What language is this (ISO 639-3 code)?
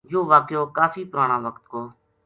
gju